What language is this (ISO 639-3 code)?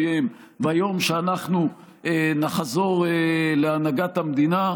heb